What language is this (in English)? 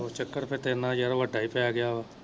Punjabi